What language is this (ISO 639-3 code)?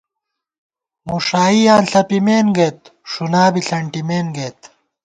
gwt